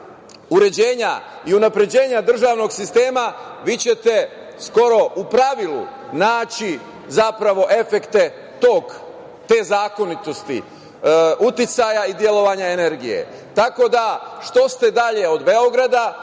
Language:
Serbian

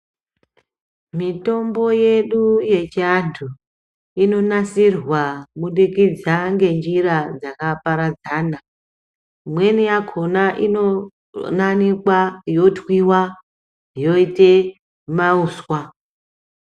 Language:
Ndau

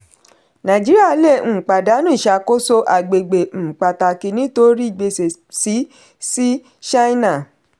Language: Yoruba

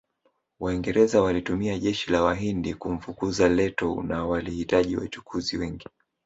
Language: Swahili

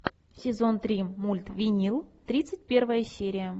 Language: Russian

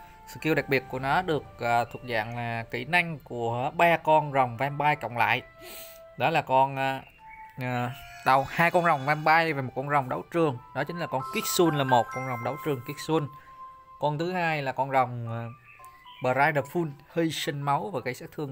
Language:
Vietnamese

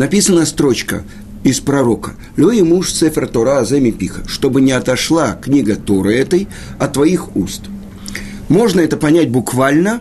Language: Russian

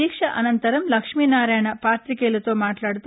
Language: Telugu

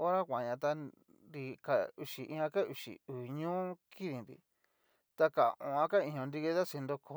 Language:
Cacaloxtepec Mixtec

